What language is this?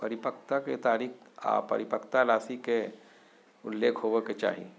Magahi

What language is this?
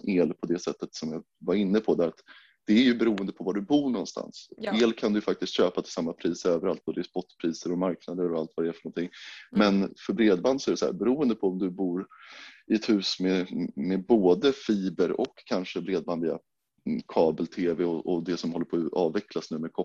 Swedish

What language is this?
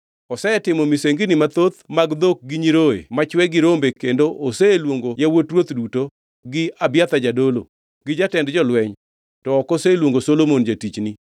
Luo (Kenya and Tanzania)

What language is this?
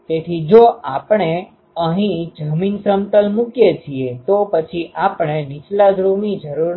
Gujarati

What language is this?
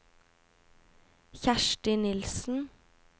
Norwegian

